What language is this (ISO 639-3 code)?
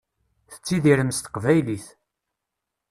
kab